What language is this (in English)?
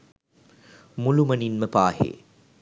Sinhala